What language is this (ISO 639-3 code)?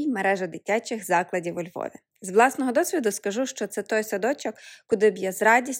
ukr